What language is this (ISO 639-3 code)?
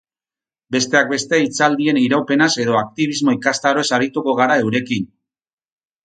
eus